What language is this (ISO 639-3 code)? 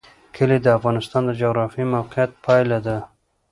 pus